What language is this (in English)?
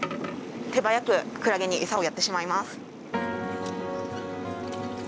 Japanese